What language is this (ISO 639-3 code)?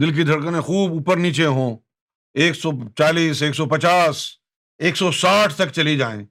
urd